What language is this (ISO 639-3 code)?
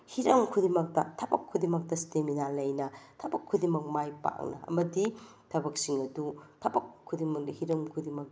mni